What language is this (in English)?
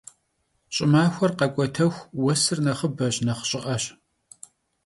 Kabardian